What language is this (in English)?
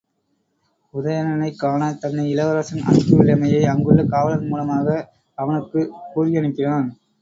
Tamil